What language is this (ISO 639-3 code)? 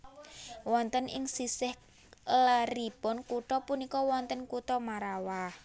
jav